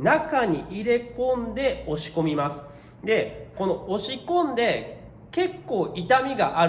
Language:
Japanese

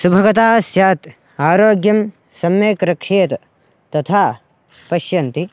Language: Sanskrit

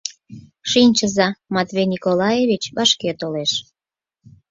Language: Mari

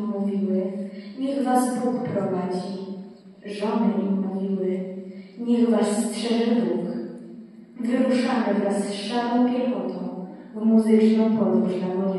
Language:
Polish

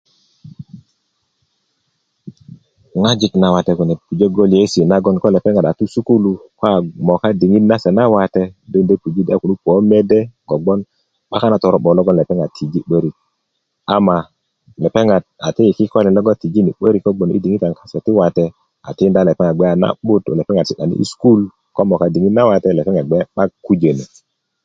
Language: Kuku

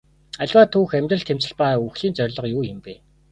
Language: Mongolian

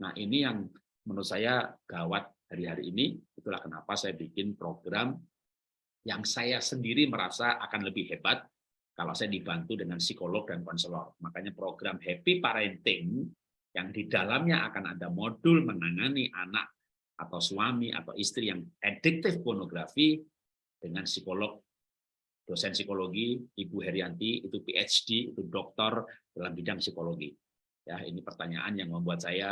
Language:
Indonesian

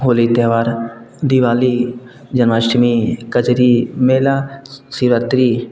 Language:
Hindi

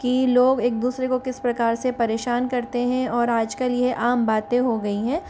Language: Hindi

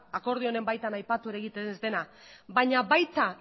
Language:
Basque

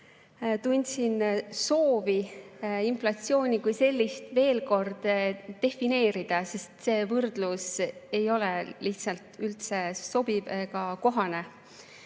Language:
Estonian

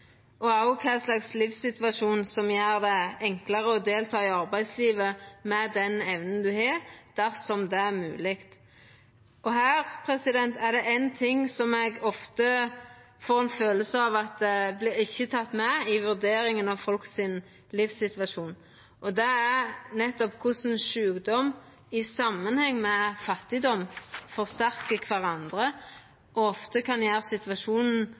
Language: Norwegian Nynorsk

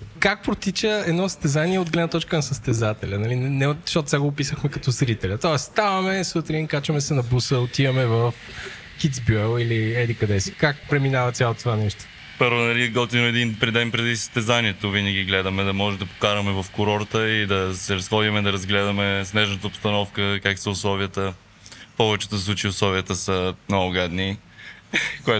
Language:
Bulgarian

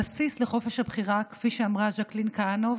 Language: Hebrew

